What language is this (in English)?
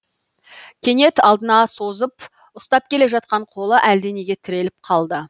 Kazakh